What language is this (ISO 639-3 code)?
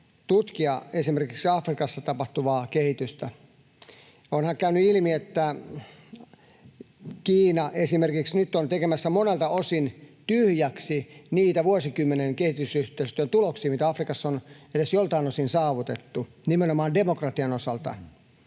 fin